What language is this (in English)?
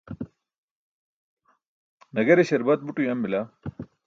Burushaski